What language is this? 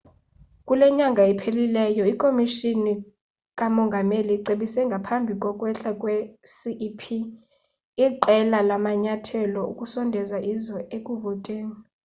Xhosa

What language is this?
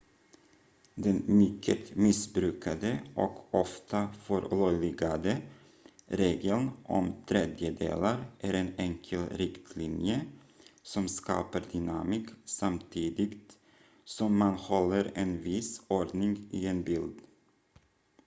Swedish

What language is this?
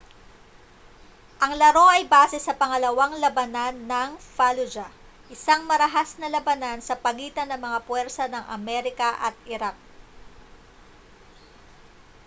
Filipino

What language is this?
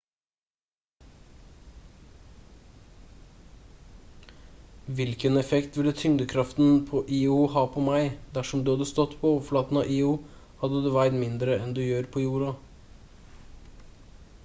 Norwegian Bokmål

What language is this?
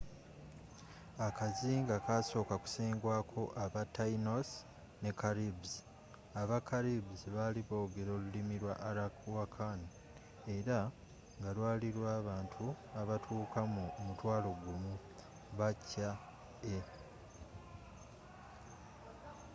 Ganda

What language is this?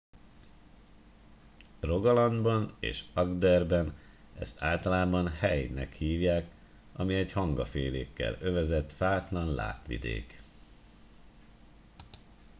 Hungarian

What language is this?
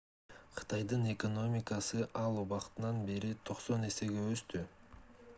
Kyrgyz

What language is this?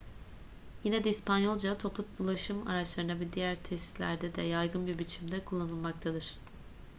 Turkish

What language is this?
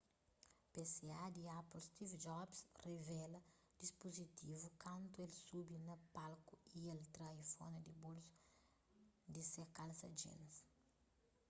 Kabuverdianu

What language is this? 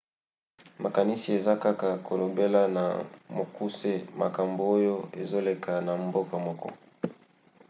Lingala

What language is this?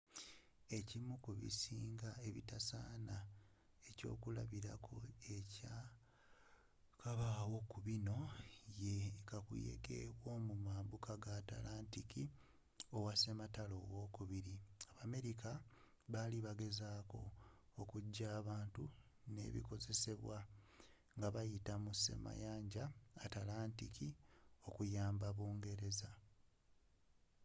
Ganda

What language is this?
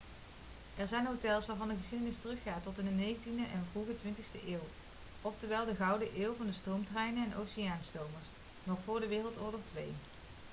Dutch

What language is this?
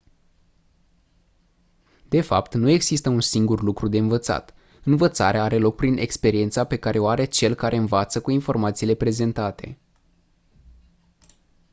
Romanian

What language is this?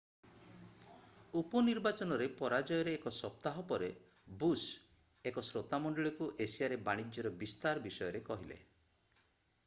Odia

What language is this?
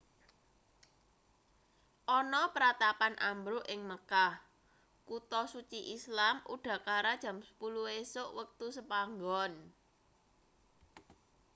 Javanese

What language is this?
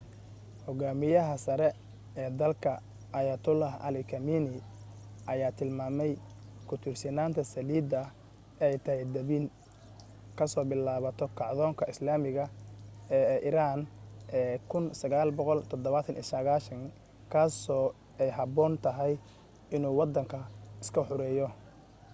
Somali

